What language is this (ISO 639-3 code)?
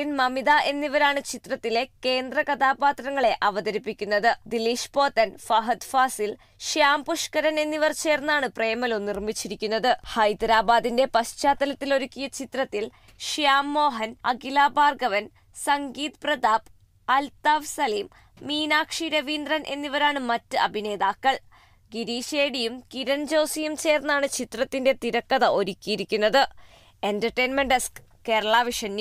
mal